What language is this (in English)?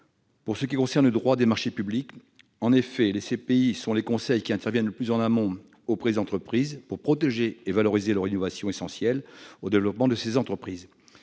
French